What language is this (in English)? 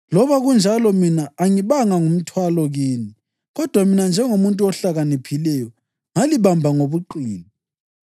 North Ndebele